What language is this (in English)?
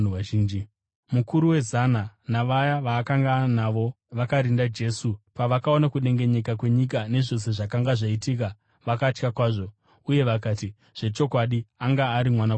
Shona